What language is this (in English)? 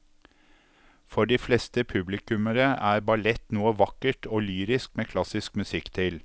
Norwegian